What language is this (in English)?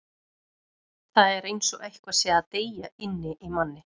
Icelandic